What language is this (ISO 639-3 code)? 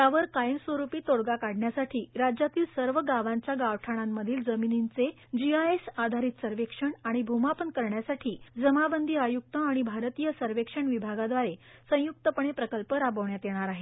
mar